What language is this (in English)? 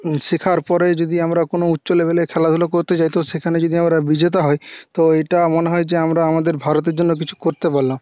Bangla